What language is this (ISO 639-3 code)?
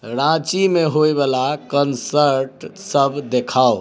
mai